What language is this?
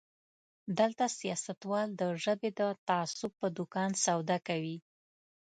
Pashto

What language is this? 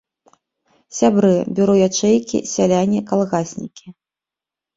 Belarusian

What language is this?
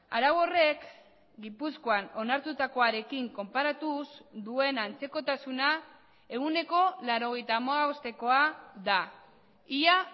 Basque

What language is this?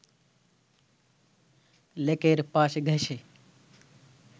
Bangla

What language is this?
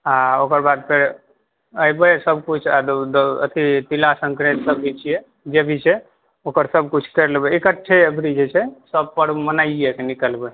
Maithili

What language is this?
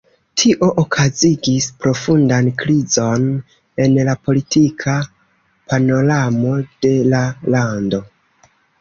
Esperanto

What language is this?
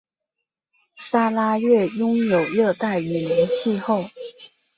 Chinese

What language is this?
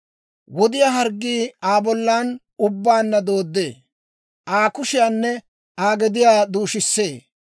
Dawro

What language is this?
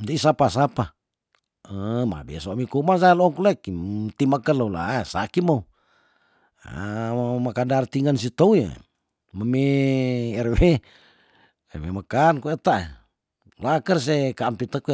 Tondano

